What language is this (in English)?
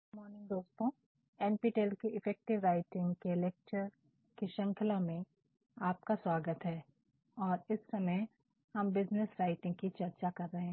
Hindi